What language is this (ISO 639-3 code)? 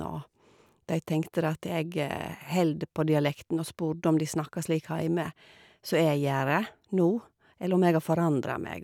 nor